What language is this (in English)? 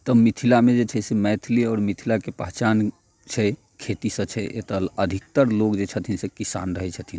Maithili